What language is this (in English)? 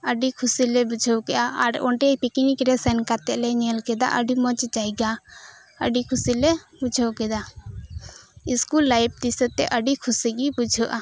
Santali